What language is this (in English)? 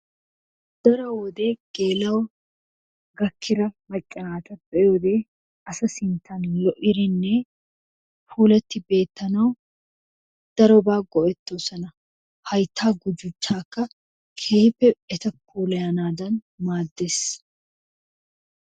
Wolaytta